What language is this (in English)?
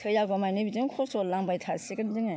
Bodo